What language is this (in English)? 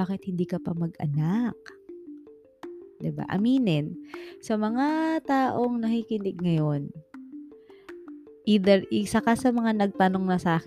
Filipino